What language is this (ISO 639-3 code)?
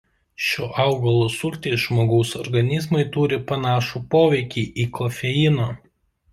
lit